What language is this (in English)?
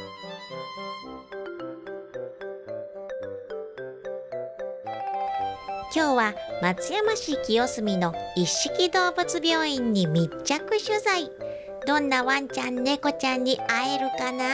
Japanese